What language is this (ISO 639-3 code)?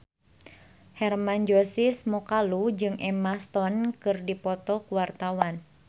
sun